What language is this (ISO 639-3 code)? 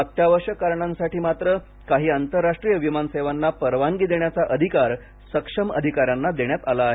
mar